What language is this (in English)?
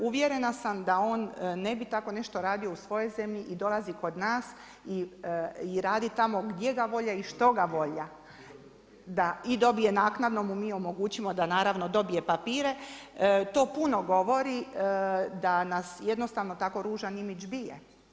Croatian